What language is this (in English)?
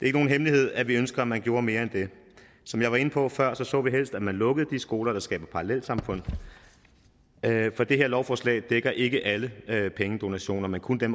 Danish